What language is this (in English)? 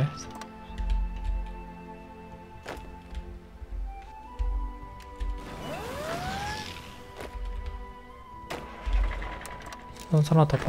Korean